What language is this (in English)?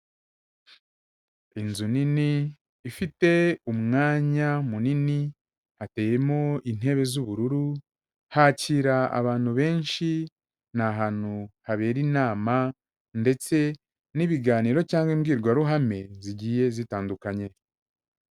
Kinyarwanda